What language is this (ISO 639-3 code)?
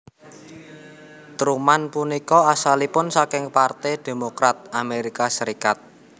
jav